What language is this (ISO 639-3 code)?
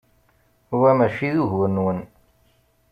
kab